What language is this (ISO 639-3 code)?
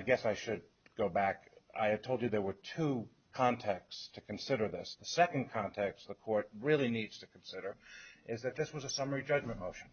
eng